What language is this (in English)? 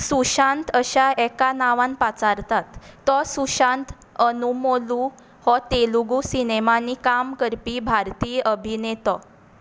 Konkani